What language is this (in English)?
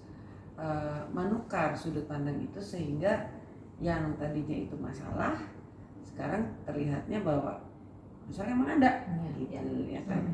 Indonesian